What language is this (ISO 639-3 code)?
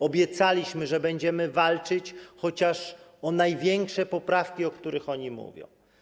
pol